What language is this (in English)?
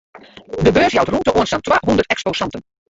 Western Frisian